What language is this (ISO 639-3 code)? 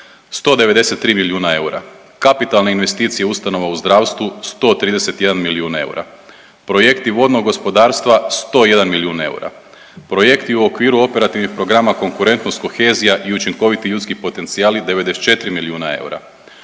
hrv